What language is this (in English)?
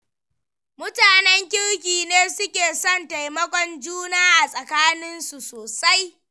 Hausa